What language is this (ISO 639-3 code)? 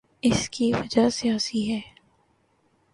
urd